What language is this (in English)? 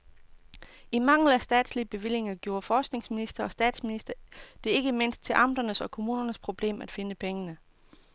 Danish